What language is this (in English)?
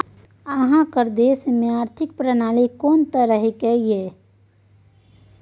Maithili